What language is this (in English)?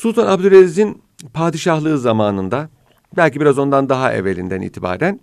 Turkish